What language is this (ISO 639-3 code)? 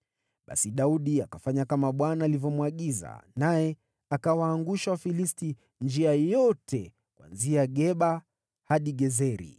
swa